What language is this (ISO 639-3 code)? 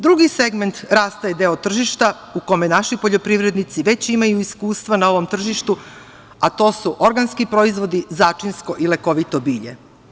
srp